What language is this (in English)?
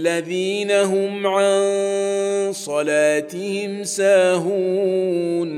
Arabic